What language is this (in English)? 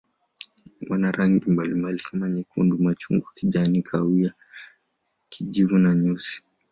Swahili